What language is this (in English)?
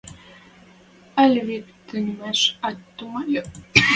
Western Mari